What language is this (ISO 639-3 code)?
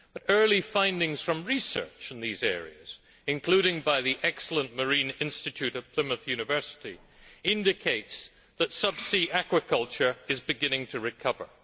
eng